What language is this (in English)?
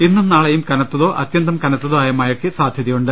Malayalam